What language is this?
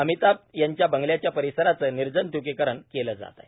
Marathi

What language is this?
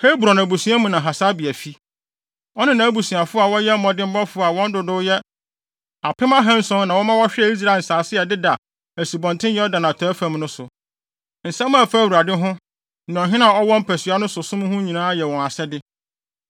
Akan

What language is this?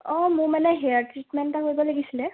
Assamese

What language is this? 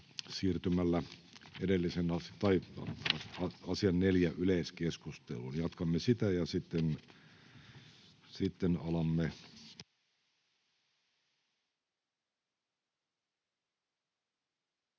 Finnish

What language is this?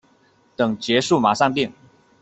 Chinese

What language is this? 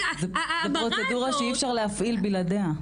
Hebrew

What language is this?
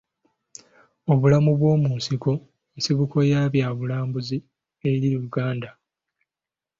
Ganda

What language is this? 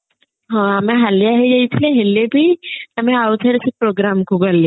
Odia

